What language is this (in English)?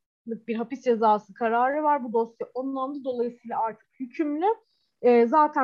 Turkish